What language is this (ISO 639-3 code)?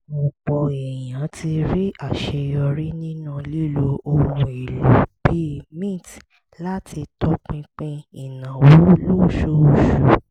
yor